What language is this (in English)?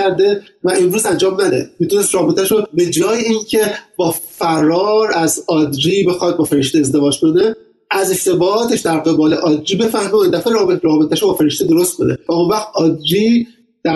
Persian